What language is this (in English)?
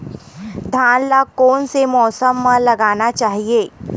Chhattisgarhi